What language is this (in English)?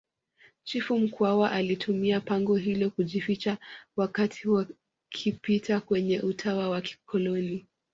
Swahili